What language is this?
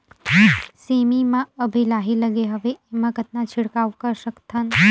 Chhattisgarhi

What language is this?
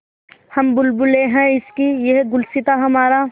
Hindi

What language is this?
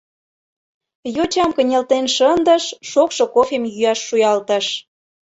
Mari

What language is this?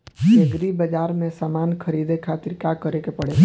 Bhojpuri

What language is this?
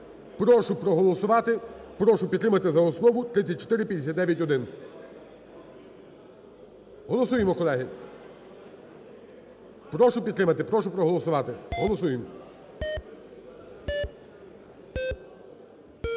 Ukrainian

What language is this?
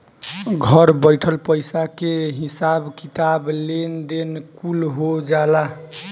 Bhojpuri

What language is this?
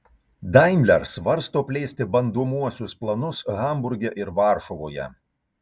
Lithuanian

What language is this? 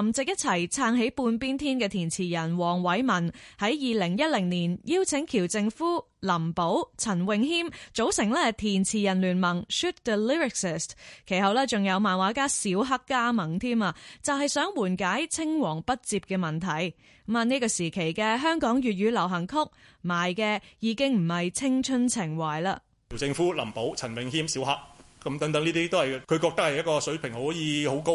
Chinese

